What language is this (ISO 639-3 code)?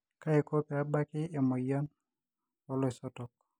mas